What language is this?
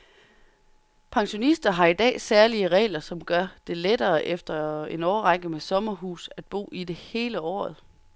Danish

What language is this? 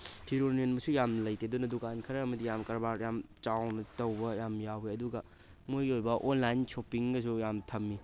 Manipuri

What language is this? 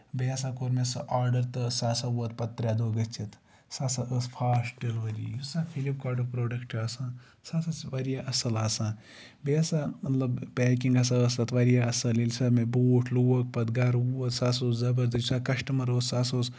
Kashmiri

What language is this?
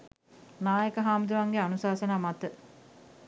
Sinhala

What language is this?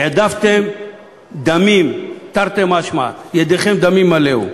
Hebrew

